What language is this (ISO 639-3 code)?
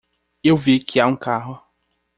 por